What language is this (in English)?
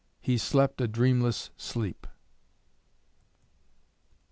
English